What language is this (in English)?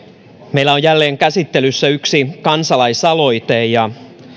Finnish